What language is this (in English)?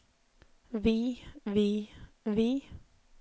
Norwegian